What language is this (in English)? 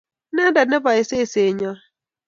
Kalenjin